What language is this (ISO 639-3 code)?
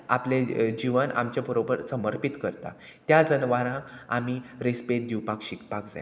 kok